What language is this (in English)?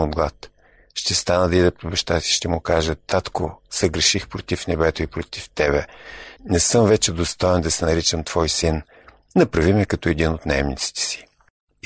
Bulgarian